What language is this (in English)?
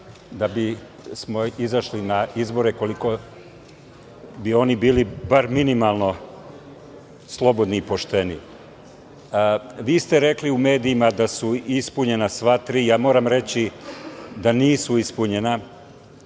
Serbian